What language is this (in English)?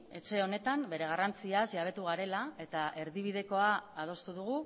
Basque